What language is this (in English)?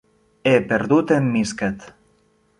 Catalan